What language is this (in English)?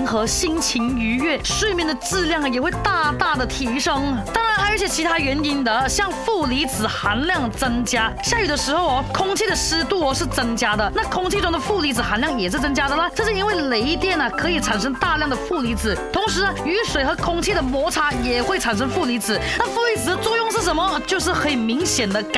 Chinese